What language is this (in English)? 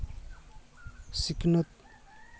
Santali